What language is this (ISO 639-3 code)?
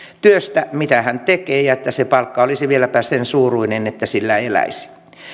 fin